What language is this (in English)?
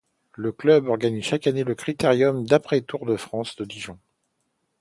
French